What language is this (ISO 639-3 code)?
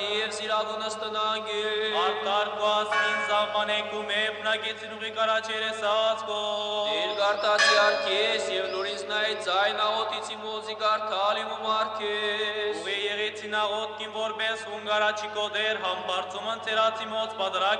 ron